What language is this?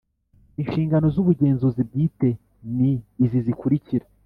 Kinyarwanda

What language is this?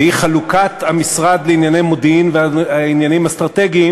Hebrew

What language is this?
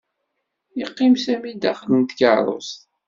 Kabyle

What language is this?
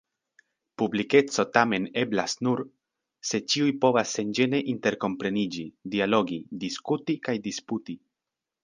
Esperanto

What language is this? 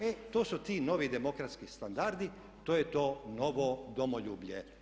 Croatian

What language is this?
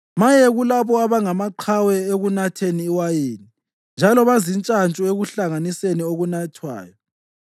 North Ndebele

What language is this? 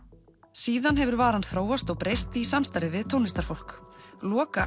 Icelandic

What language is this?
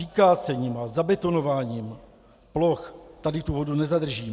Czech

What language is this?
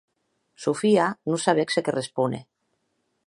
Occitan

